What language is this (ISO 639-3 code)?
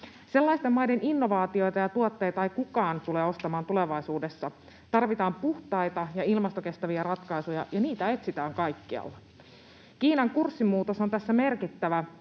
fin